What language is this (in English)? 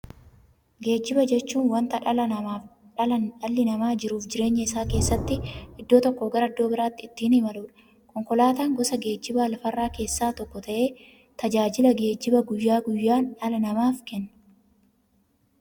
Oromo